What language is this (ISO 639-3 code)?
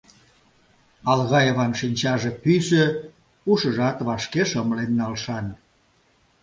chm